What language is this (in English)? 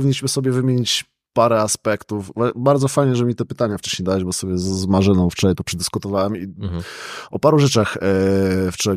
Polish